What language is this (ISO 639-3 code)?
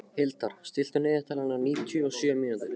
isl